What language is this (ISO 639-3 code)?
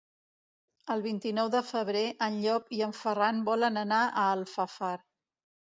cat